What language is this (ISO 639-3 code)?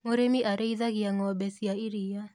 kik